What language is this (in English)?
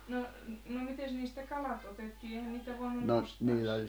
Finnish